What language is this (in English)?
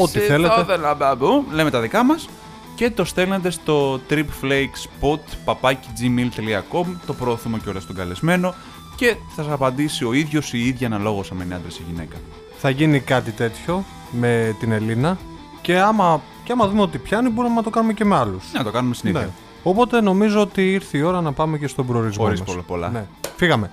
Greek